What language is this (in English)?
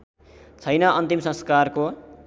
Nepali